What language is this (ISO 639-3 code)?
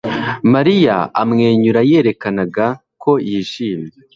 kin